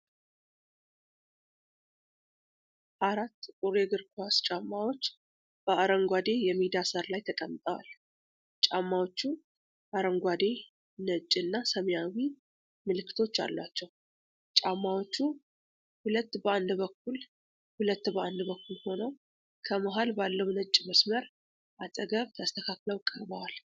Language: Amharic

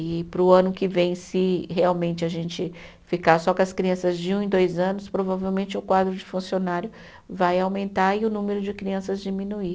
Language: Portuguese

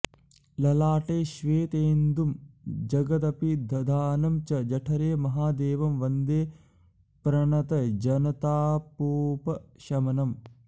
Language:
Sanskrit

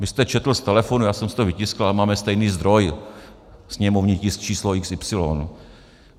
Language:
Czech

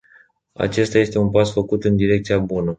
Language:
Romanian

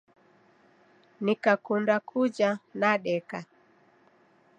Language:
Taita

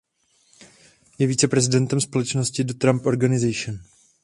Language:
Czech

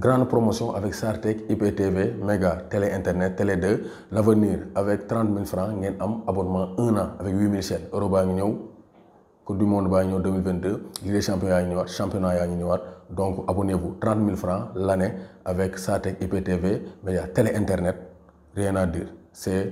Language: French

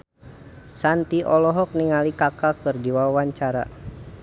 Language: Sundanese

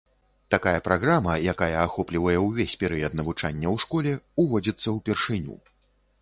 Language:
Belarusian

